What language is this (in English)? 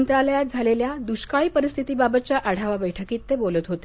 Marathi